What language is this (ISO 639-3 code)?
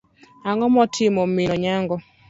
luo